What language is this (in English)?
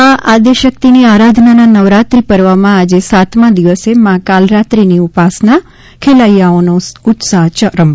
Gujarati